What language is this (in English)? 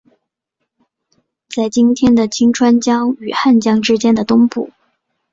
Chinese